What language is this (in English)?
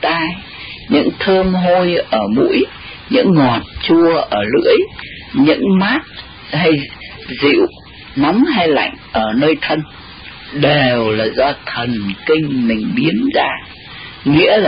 Vietnamese